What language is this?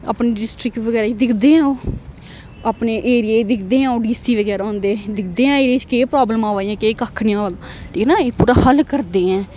Dogri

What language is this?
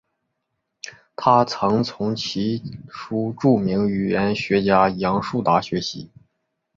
Chinese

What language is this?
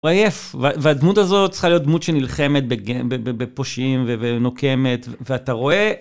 Hebrew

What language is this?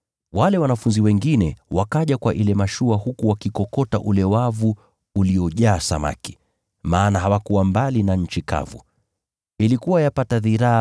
Swahili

